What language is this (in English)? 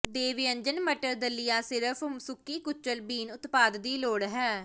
Punjabi